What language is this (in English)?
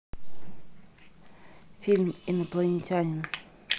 Russian